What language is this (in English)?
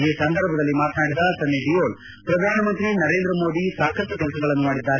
Kannada